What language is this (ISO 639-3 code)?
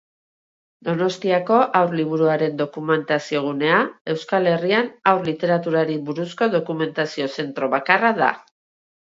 eus